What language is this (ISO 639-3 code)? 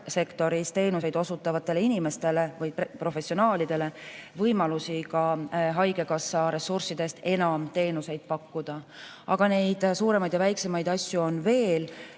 est